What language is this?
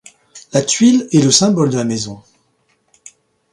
French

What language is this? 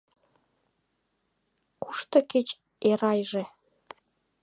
Mari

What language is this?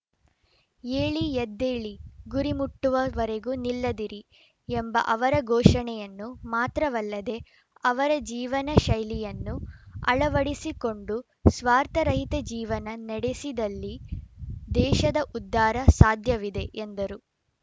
Kannada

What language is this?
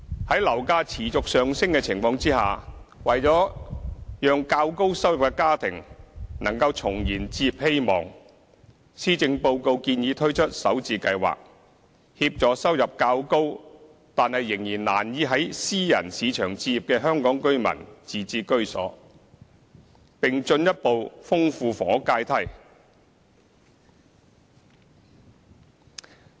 Cantonese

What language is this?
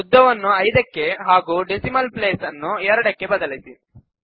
Kannada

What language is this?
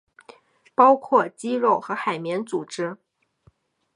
Chinese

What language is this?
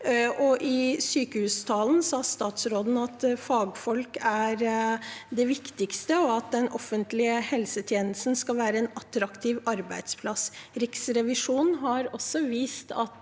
Norwegian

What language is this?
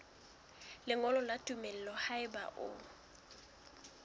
Southern Sotho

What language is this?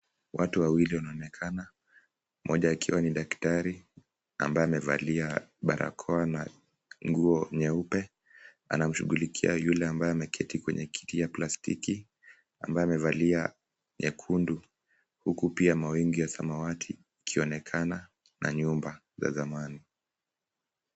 Swahili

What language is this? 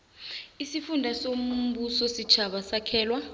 South Ndebele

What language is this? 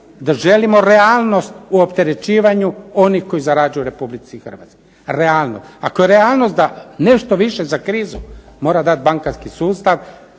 Croatian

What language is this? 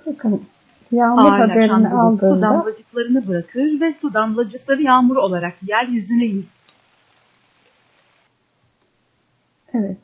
Turkish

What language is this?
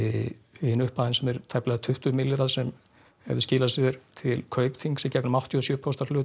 Icelandic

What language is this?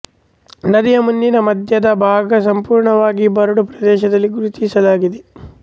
Kannada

